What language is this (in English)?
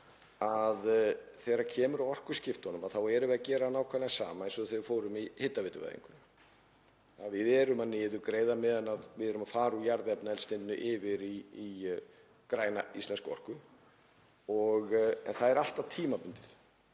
Icelandic